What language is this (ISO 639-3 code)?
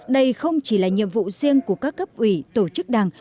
vie